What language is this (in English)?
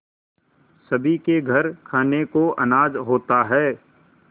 Hindi